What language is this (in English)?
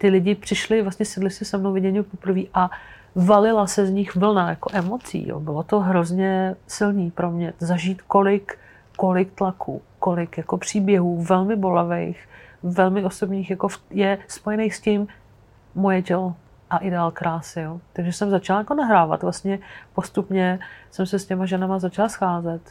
Czech